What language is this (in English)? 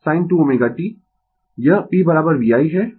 Hindi